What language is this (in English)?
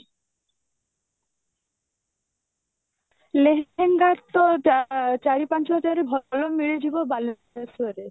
Odia